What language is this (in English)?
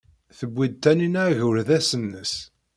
Kabyle